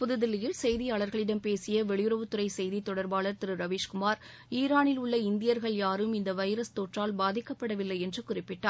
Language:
Tamil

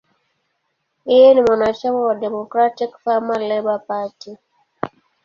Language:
Swahili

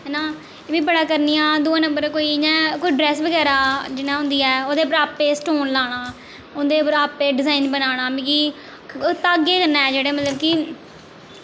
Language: Dogri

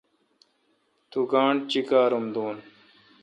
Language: Kalkoti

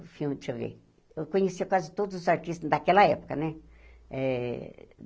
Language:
Portuguese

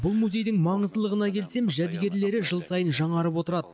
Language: Kazakh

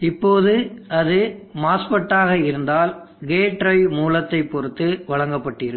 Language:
Tamil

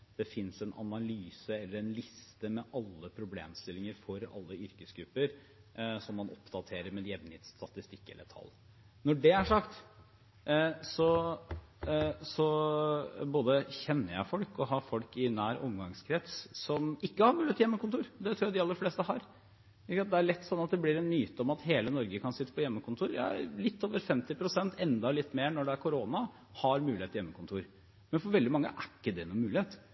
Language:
Norwegian Bokmål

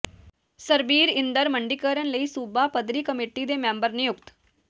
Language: Punjabi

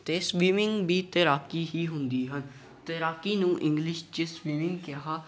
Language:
Punjabi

